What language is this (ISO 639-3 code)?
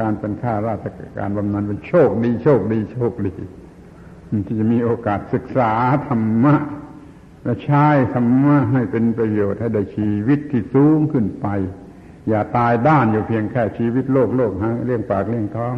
tha